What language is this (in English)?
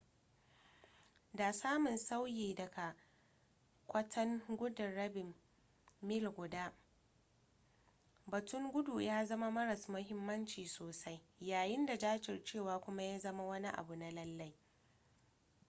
Hausa